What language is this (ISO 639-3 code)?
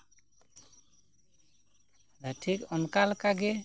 sat